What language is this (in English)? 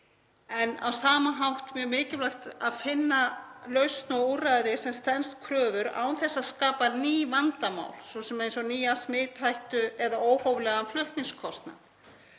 Icelandic